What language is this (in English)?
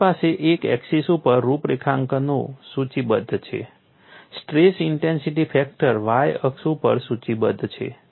Gujarati